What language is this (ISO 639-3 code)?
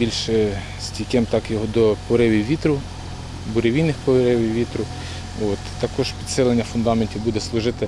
ukr